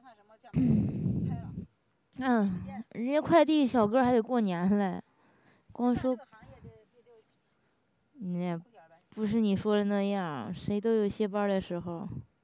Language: Chinese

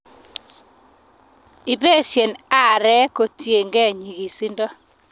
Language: Kalenjin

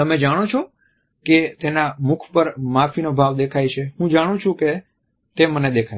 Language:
Gujarati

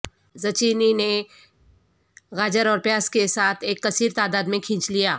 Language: Urdu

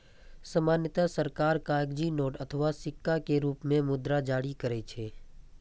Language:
Maithili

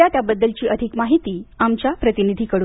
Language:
Marathi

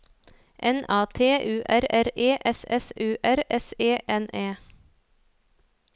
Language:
Norwegian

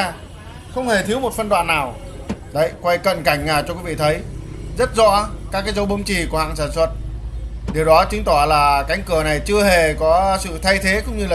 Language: Vietnamese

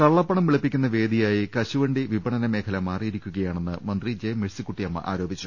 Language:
Malayalam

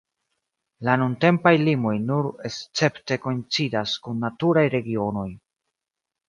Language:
Esperanto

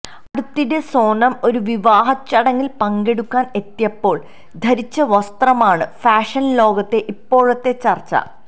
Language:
Malayalam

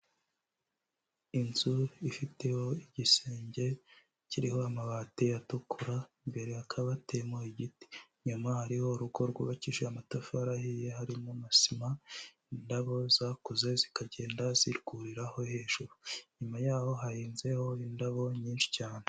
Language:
Kinyarwanda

